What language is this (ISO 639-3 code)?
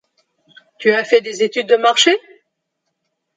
fra